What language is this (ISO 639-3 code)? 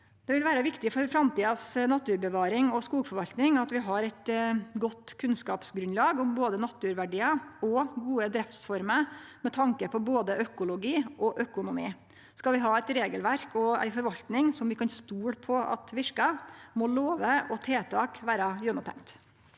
nor